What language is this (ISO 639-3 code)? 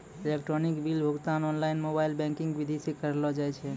mai